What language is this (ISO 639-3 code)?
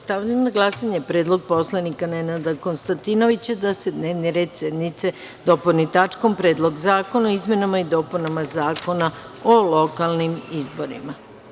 srp